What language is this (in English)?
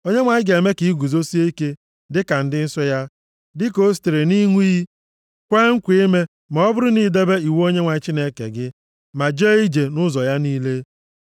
Igbo